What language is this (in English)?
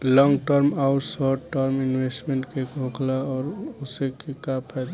Bhojpuri